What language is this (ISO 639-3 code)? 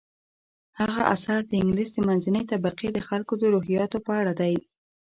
pus